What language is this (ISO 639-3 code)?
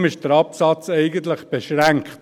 gsw